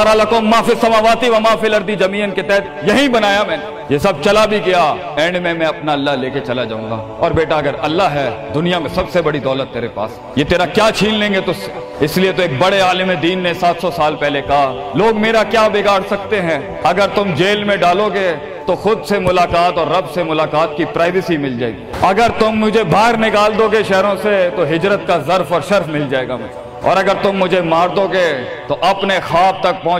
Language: Urdu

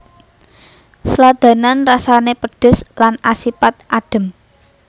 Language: Javanese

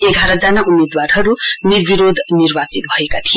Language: Nepali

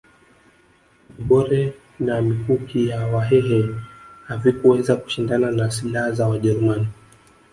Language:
Swahili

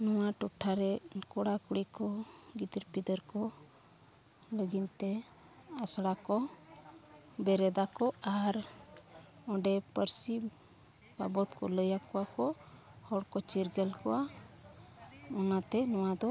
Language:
Santali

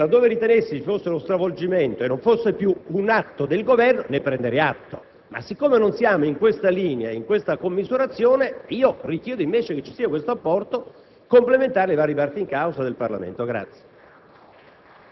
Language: Italian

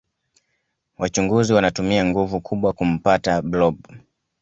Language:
Swahili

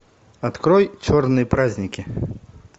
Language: Russian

